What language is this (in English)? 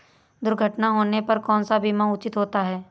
Hindi